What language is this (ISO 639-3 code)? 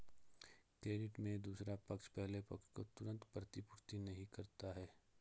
hin